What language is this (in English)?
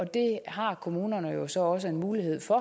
Danish